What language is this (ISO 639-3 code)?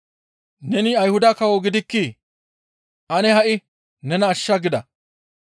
gmv